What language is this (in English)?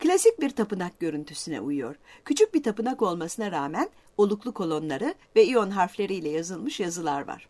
Turkish